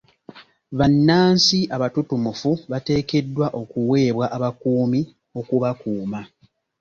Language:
Ganda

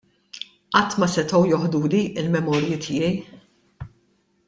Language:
Maltese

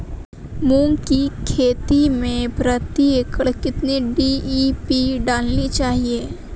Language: Hindi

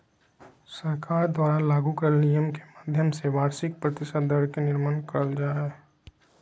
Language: Magahi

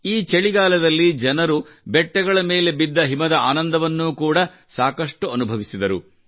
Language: Kannada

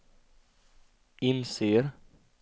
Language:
Swedish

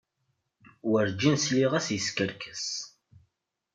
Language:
Kabyle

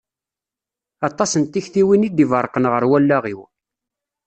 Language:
Kabyle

